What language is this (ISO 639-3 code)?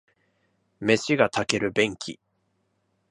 jpn